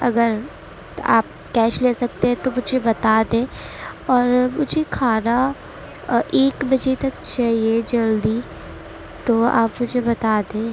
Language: Urdu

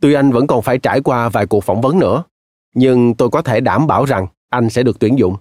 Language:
Vietnamese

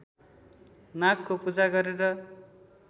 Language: Nepali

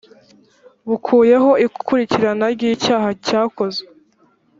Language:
Kinyarwanda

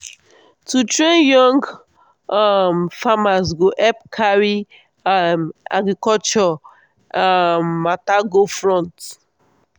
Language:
Nigerian Pidgin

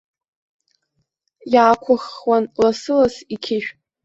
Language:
Abkhazian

